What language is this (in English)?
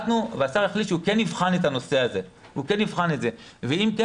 Hebrew